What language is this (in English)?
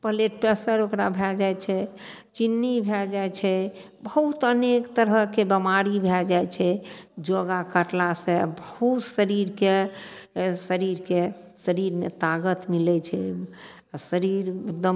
Maithili